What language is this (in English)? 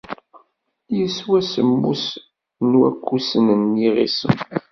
Kabyle